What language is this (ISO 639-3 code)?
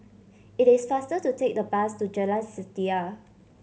eng